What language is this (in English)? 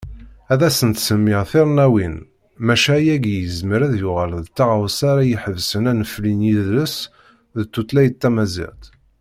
Kabyle